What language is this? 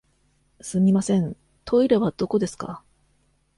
Japanese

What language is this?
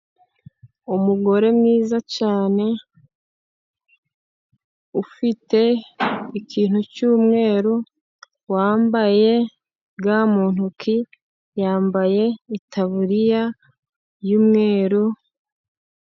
Kinyarwanda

